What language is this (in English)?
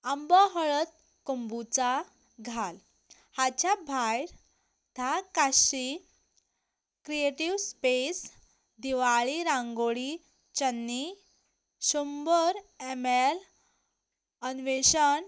Konkani